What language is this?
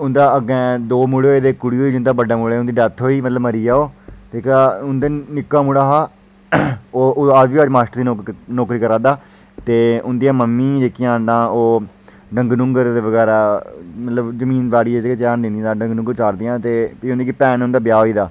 Dogri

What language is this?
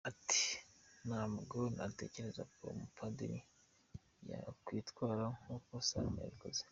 Kinyarwanda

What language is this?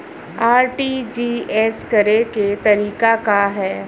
Bhojpuri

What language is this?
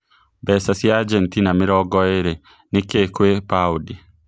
Kikuyu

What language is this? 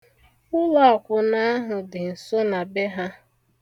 Igbo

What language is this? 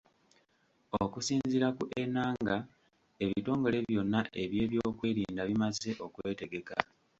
Ganda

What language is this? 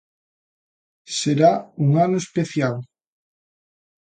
Galician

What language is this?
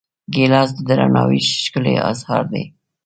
Pashto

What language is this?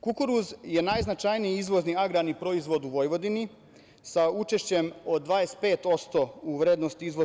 Serbian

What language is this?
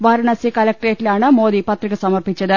Malayalam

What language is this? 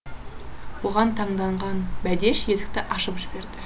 Kazakh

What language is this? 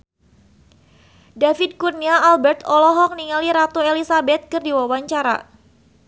Sundanese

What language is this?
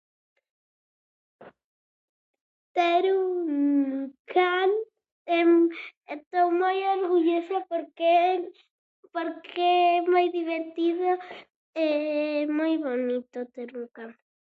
Galician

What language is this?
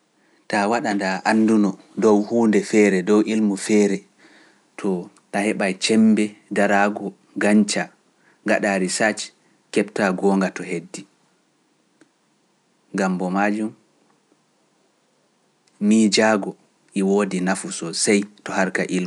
Pular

